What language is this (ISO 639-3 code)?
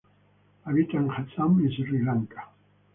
spa